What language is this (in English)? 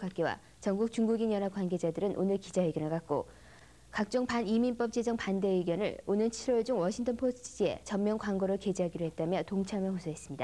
Korean